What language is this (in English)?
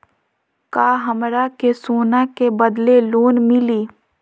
Magahi